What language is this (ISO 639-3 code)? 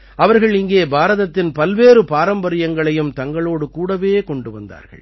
tam